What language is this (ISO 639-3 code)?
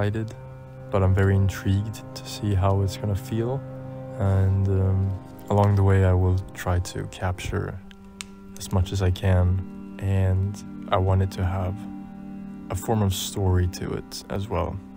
eng